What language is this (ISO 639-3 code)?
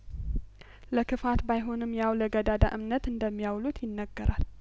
amh